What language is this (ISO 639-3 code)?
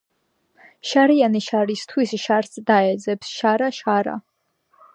kat